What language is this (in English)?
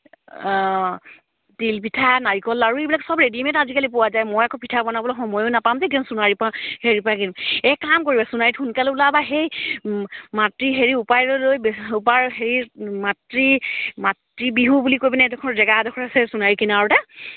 Assamese